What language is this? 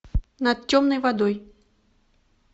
Russian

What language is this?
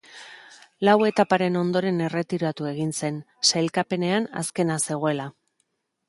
Basque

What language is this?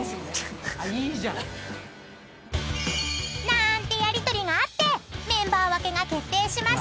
Japanese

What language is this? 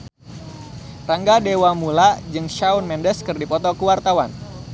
Sundanese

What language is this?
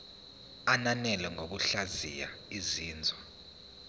Zulu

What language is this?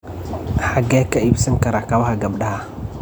Somali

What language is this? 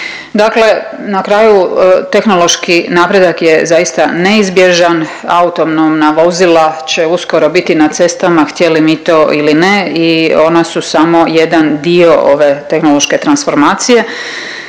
Croatian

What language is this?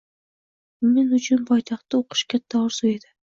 Uzbek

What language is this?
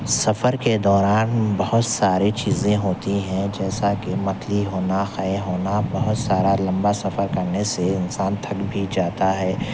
Urdu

